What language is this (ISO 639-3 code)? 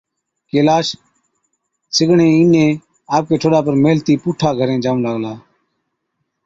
odk